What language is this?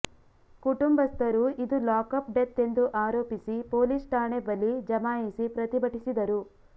Kannada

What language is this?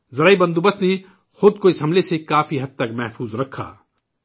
Urdu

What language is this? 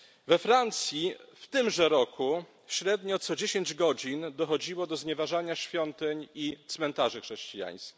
Polish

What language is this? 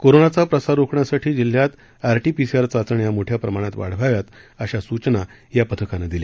Marathi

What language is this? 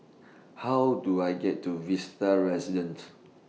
English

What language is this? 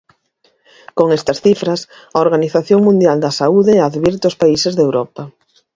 Galician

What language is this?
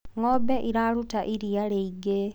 Kikuyu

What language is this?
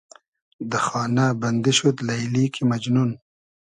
Hazaragi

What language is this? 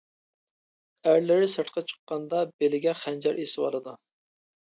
Uyghur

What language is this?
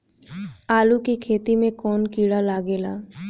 Bhojpuri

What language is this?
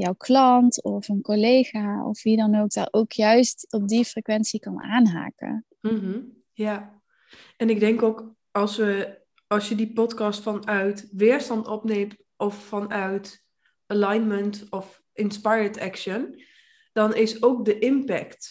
Dutch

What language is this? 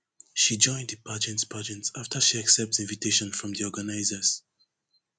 Nigerian Pidgin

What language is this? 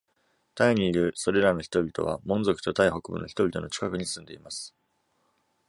Japanese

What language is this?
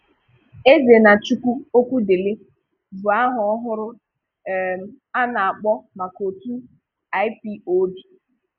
Igbo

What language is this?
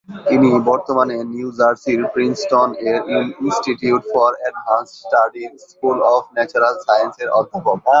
Bangla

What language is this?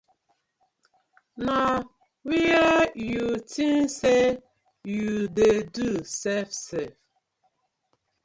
Nigerian Pidgin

